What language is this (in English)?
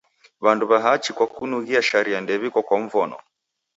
Taita